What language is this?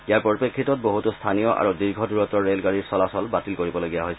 Assamese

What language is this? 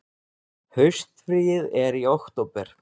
Icelandic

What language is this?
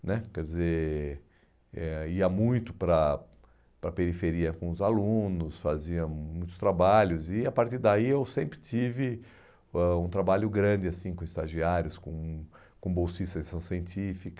Portuguese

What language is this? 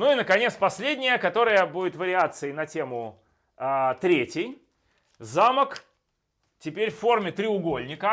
Russian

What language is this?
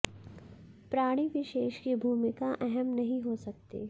Hindi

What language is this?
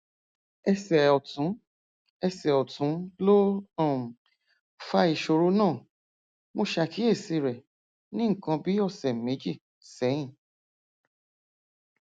Yoruba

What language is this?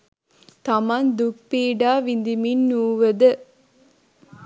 Sinhala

